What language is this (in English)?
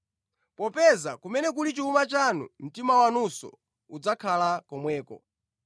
Nyanja